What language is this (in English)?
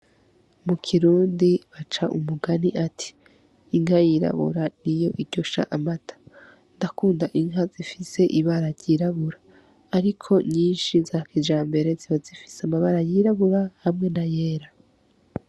Rundi